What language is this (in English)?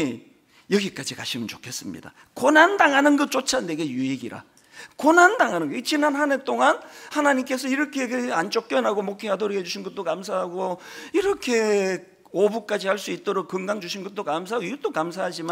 Korean